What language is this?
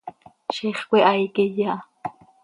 Seri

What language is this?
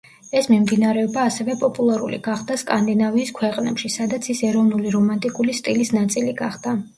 Georgian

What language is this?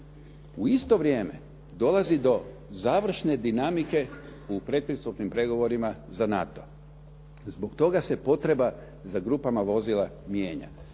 Croatian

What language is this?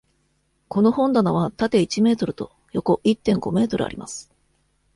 Japanese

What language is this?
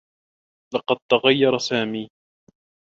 Arabic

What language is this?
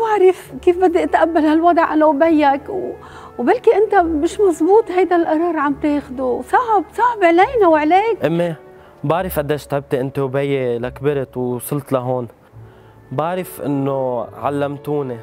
Arabic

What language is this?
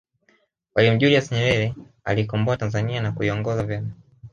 Swahili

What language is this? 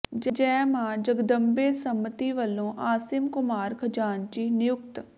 Punjabi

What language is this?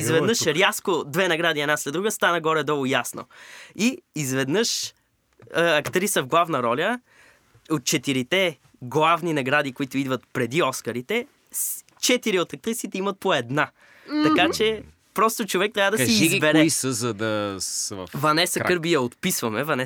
Bulgarian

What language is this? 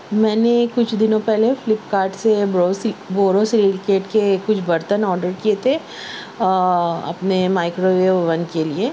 Urdu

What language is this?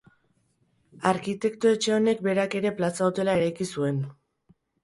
Basque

